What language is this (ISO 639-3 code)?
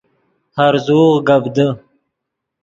ydg